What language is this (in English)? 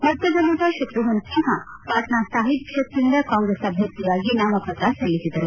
Kannada